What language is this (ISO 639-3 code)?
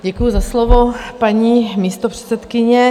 ces